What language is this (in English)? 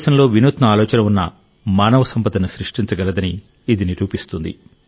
Telugu